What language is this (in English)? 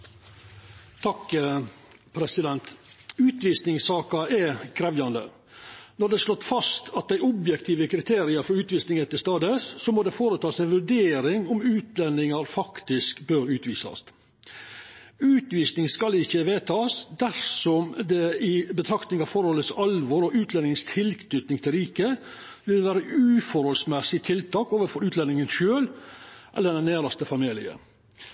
Norwegian Nynorsk